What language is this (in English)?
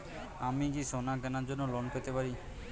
Bangla